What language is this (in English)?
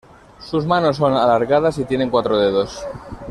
Spanish